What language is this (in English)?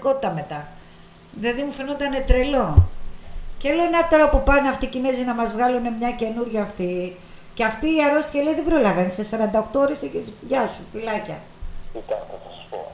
Greek